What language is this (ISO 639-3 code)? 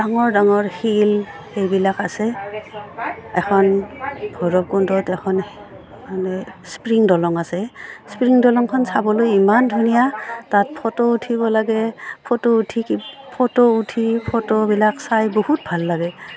asm